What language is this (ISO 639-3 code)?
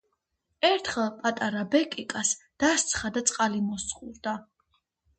kat